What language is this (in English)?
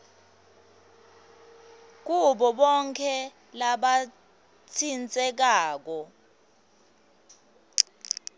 Swati